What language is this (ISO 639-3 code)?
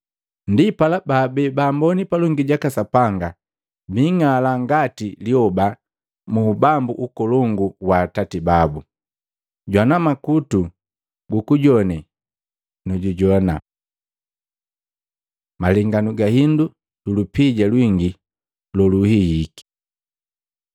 mgv